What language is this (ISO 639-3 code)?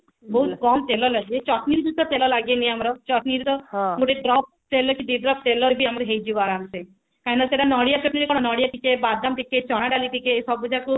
ori